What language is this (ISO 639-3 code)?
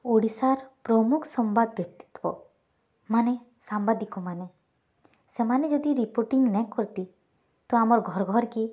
ori